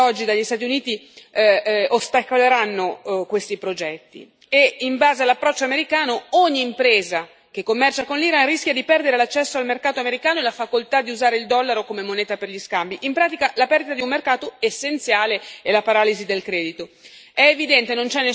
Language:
Italian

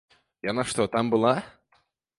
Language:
Belarusian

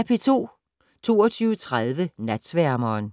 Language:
Danish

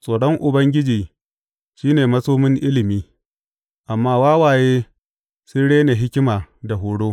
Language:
Hausa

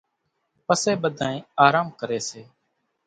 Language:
Kachi Koli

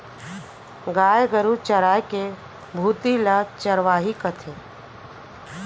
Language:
Chhattisgarhi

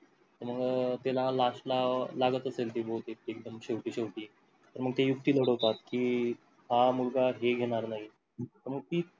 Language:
Marathi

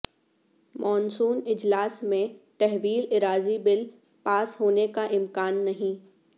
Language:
Urdu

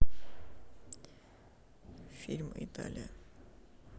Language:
Russian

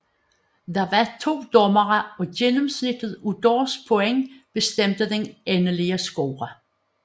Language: Danish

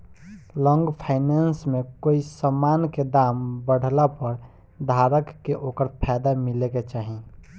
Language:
Bhojpuri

